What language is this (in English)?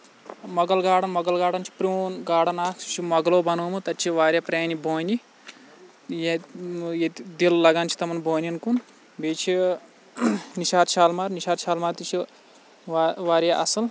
Kashmiri